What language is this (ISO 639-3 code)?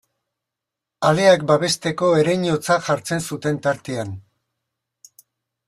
eus